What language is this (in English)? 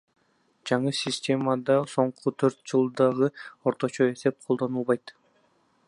Kyrgyz